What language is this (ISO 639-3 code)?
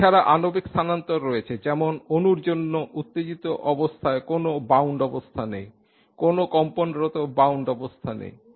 ben